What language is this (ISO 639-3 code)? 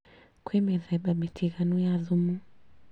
kik